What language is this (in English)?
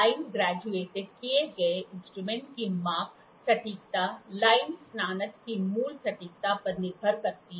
Hindi